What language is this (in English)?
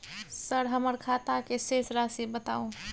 Maithili